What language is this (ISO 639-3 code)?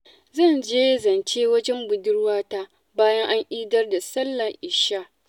hau